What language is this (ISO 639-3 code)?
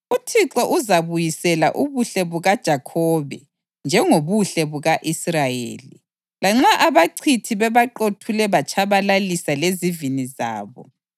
nde